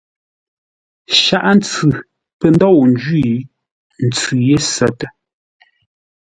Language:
Ngombale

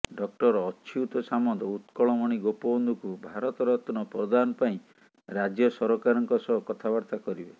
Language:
Odia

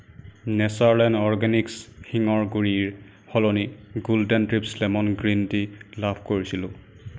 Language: Assamese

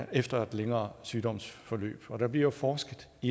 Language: Danish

